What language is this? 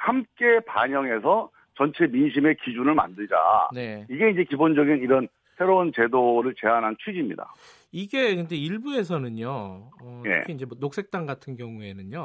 Korean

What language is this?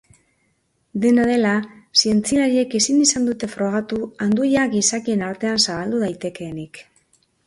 Basque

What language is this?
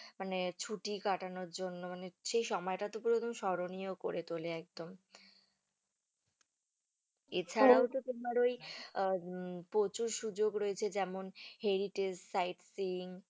Bangla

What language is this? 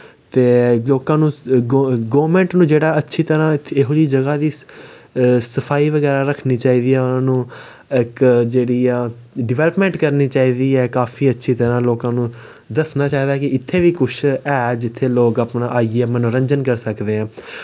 Dogri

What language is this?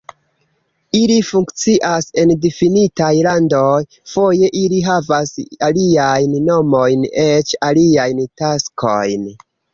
Esperanto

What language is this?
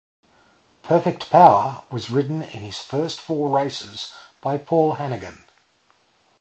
English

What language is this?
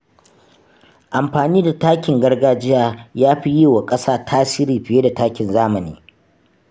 Hausa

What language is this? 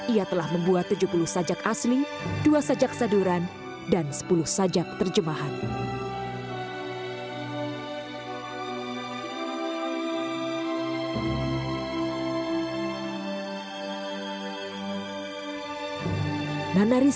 Indonesian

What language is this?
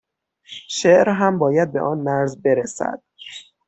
Persian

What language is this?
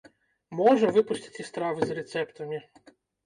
Belarusian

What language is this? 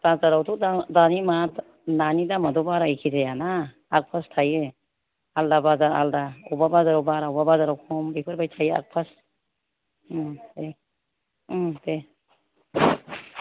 Bodo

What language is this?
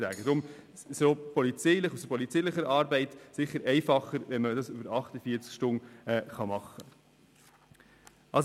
Swiss German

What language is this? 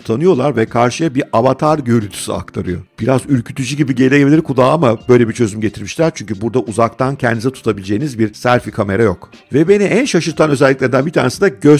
Turkish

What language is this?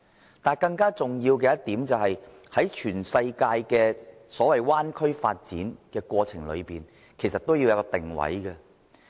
Cantonese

